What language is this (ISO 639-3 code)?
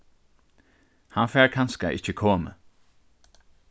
fao